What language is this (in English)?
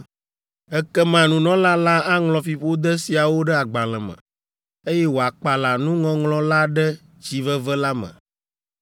Ewe